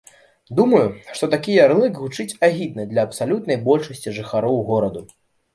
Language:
Belarusian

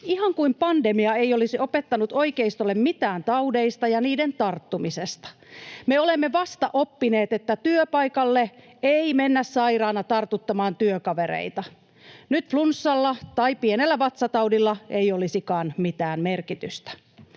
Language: Finnish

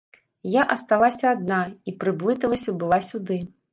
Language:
Belarusian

